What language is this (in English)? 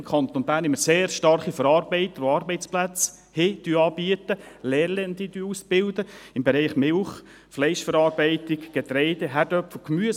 Swiss German